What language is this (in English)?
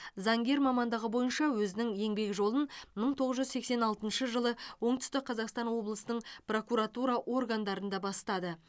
Kazakh